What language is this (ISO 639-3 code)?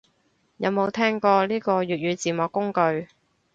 yue